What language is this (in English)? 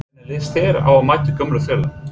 Icelandic